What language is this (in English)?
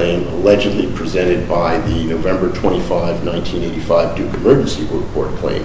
English